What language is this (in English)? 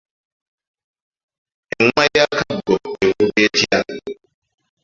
Ganda